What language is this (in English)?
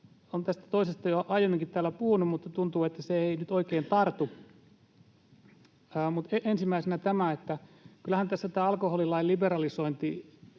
Finnish